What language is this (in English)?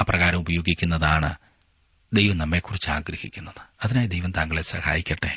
Malayalam